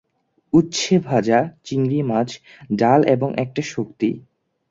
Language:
Bangla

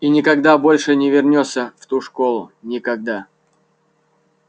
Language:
Russian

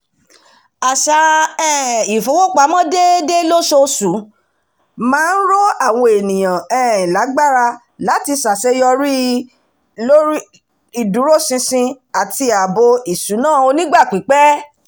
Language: Yoruba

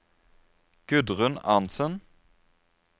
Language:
Norwegian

